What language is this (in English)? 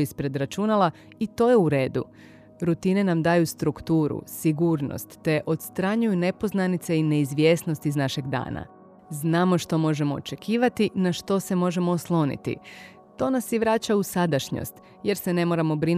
Croatian